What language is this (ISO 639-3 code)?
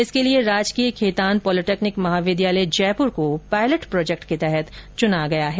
hin